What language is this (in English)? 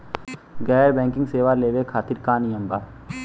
Bhojpuri